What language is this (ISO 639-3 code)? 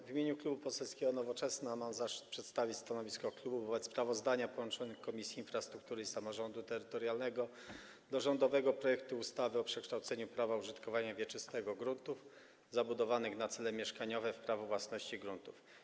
pol